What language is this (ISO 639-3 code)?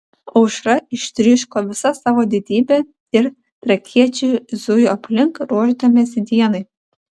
lit